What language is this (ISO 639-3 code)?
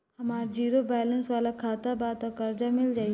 bho